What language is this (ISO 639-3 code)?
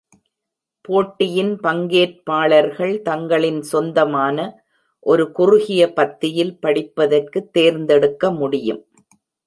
tam